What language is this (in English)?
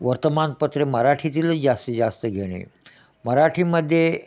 Marathi